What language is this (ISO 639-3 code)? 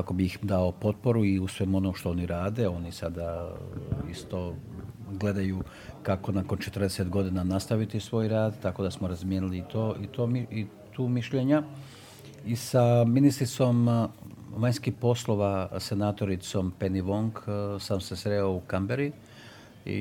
hrv